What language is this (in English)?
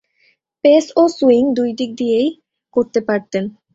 Bangla